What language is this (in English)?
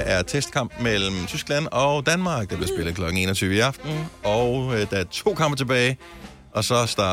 Danish